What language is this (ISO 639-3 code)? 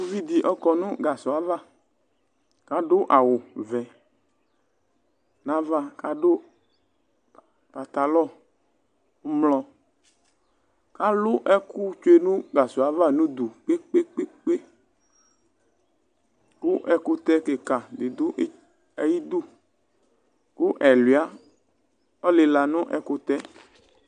kpo